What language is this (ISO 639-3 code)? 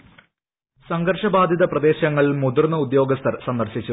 mal